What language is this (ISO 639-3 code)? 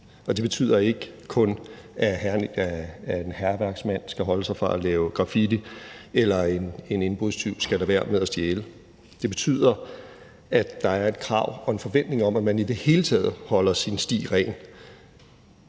dan